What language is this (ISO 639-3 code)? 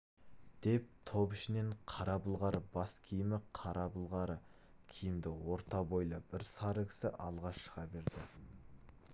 kaz